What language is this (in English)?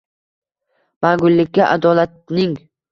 Uzbek